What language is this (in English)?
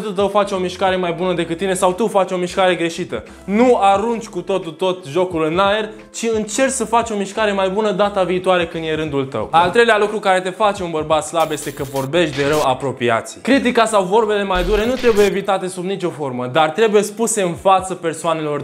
Romanian